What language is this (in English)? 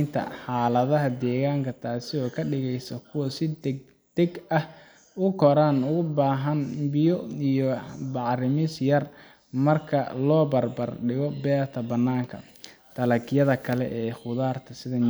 Somali